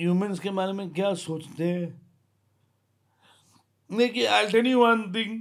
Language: Hindi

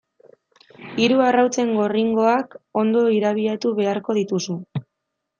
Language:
Basque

